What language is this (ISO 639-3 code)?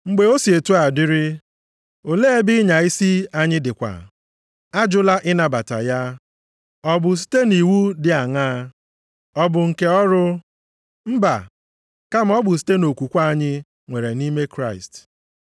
ibo